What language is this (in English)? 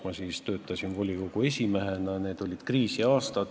Estonian